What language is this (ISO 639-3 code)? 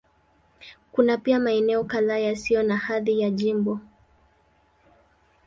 swa